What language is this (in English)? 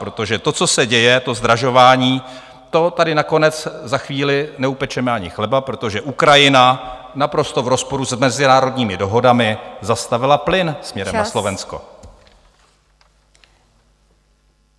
Czech